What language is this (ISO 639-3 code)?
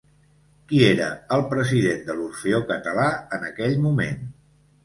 cat